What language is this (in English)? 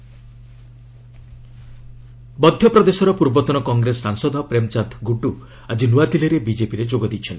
Odia